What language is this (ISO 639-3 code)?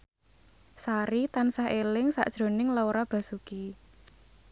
jav